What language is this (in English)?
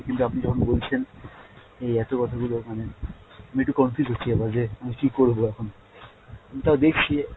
Bangla